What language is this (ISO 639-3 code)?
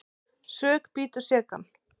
isl